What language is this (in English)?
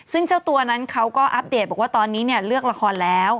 Thai